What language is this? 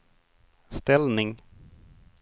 Swedish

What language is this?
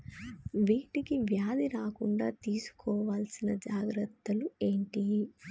Telugu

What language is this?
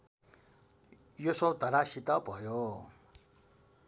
Nepali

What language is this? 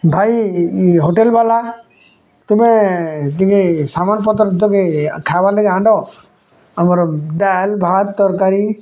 Odia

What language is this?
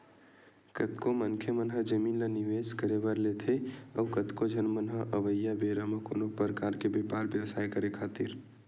Chhattisgarhi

